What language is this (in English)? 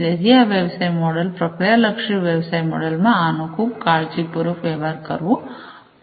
Gujarati